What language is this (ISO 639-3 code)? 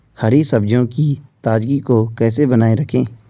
hin